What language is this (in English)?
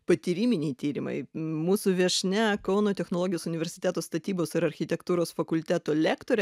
Lithuanian